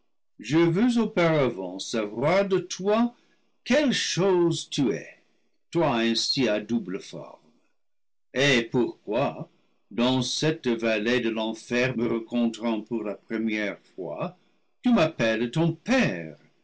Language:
French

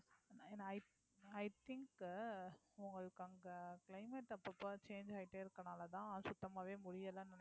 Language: Tamil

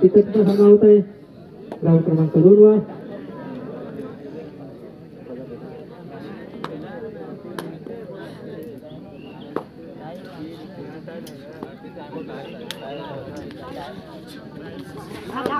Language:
Romanian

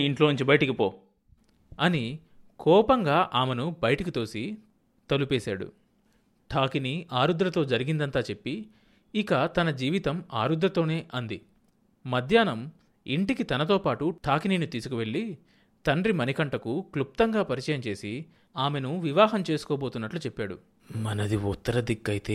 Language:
Telugu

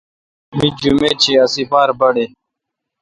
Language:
Kalkoti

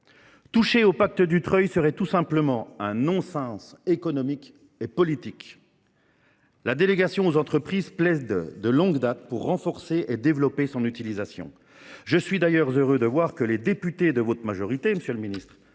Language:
French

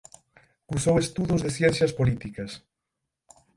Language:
Galician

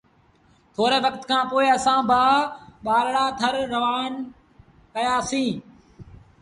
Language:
Sindhi Bhil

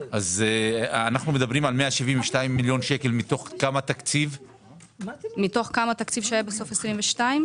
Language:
Hebrew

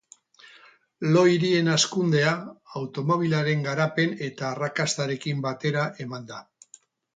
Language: Basque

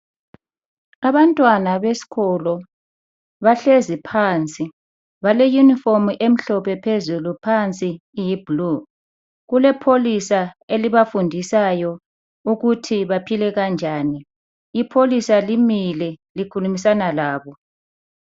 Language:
North Ndebele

